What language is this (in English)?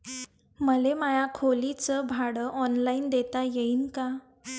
Marathi